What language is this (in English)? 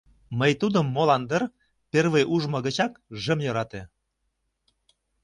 Mari